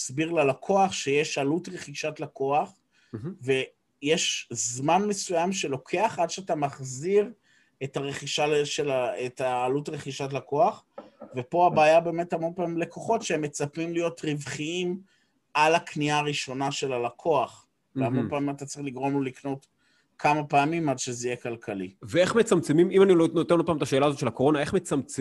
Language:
Hebrew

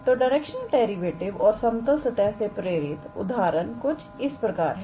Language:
Hindi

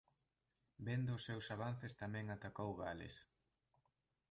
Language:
Galician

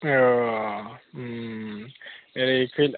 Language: Bodo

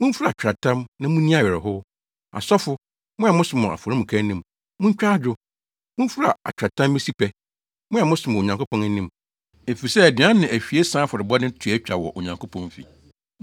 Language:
Akan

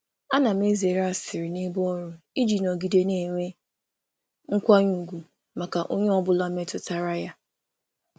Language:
Igbo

